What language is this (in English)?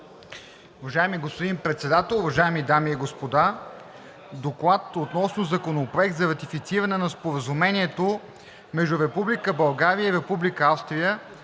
Bulgarian